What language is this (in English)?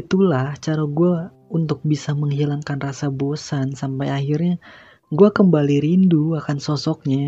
Indonesian